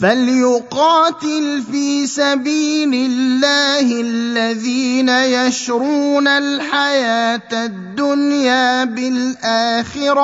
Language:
Arabic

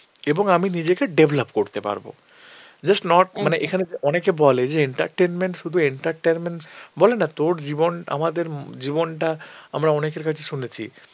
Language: Bangla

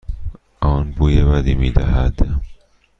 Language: Persian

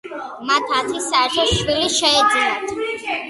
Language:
Georgian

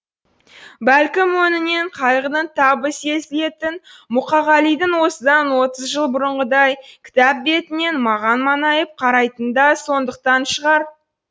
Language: Kazakh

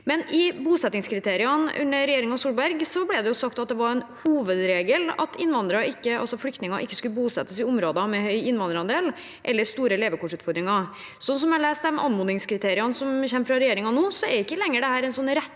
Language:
Norwegian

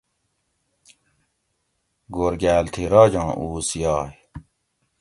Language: Gawri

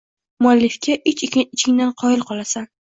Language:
Uzbek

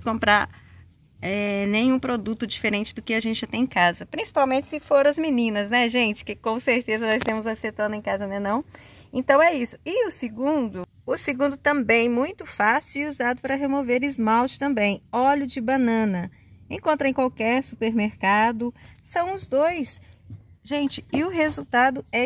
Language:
Portuguese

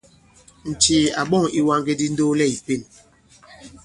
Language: Bankon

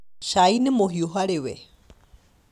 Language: Kikuyu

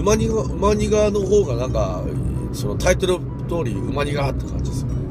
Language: Japanese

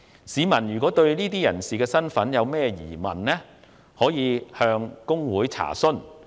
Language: Cantonese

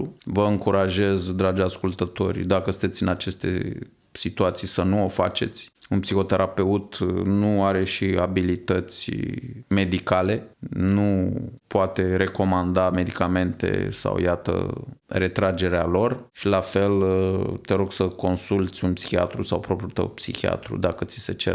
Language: Romanian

